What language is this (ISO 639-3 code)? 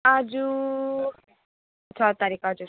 nep